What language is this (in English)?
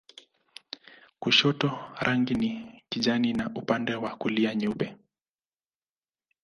Swahili